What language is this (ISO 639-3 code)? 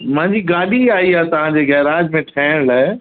snd